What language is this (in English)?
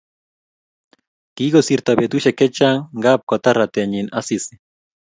Kalenjin